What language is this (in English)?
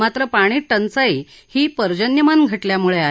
Marathi